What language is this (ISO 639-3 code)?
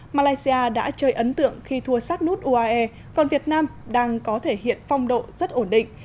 vie